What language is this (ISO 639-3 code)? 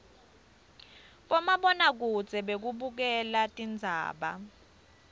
ssw